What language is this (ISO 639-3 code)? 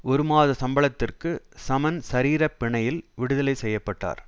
tam